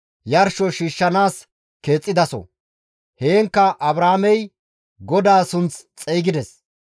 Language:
Gamo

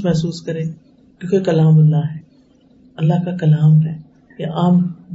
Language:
Urdu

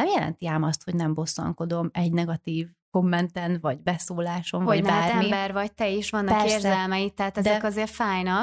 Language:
Hungarian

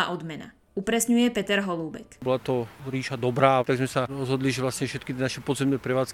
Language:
Slovak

